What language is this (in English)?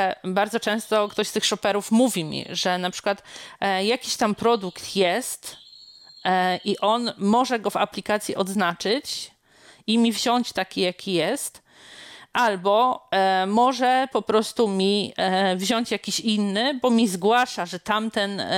Polish